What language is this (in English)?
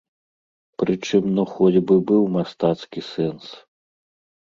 Belarusian